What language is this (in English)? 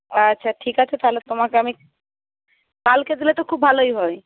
Bangla